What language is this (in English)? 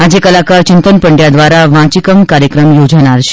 Gujarati